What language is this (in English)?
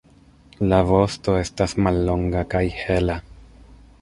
Esperanto